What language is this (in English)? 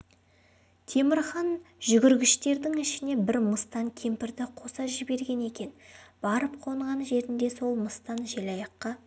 Kazakh